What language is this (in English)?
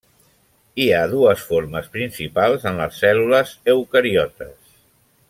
Catalan